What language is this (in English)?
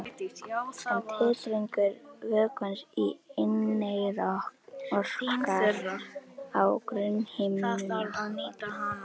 Icelandic